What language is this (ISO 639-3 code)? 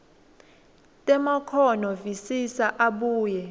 ssw